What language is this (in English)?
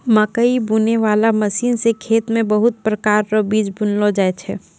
Maithili